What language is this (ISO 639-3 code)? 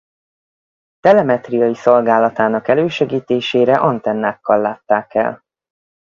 hun